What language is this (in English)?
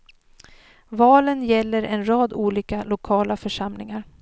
Swedish